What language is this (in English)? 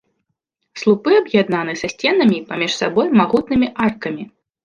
Belarusian